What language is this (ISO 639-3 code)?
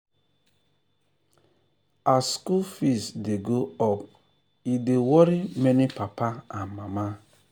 pcm